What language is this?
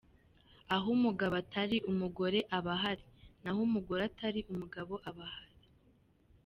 Kinyarwanda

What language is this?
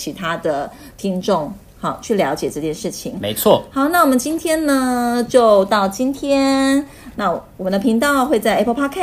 Chinese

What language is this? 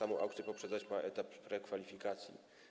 Polish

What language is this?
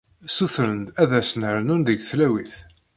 Kabyle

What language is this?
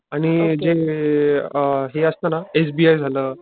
Marathi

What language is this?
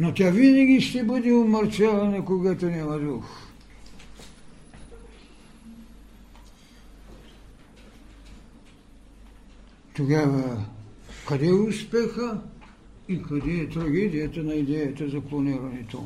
Bulgarian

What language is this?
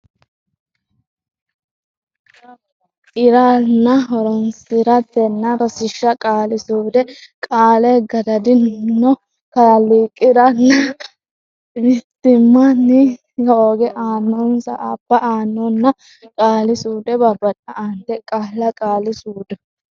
Sidamo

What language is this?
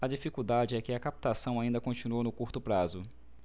Portuguese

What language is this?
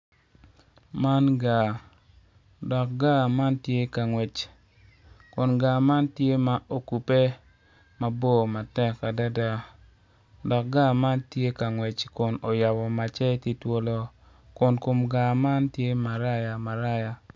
Acoli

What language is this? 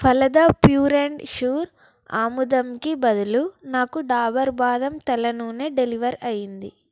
Telugu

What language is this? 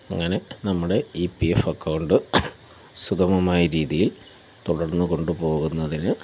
Malayalam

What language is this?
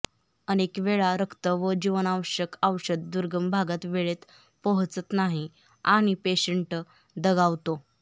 Marathi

